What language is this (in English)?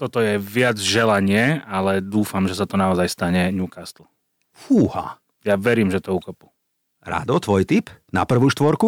Slovak